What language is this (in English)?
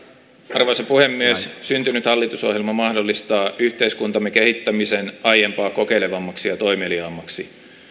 Finnish